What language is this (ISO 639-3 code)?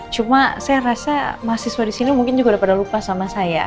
ind